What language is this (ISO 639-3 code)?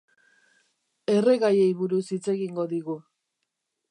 eus